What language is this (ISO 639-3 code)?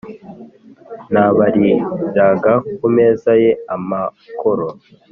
kin